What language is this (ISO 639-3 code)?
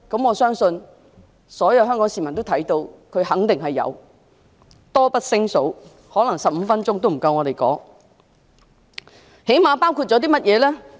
yue